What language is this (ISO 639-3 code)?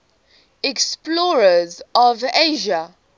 eng